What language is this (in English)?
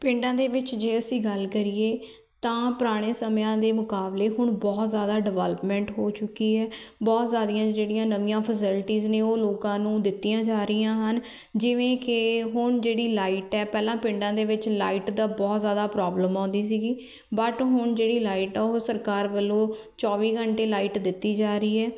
Punjabi